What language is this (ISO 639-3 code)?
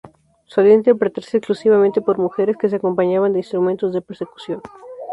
spa